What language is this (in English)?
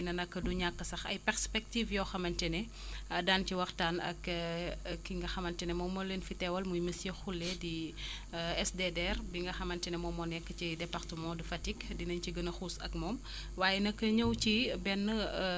Wolof